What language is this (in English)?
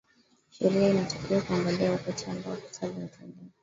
Swahili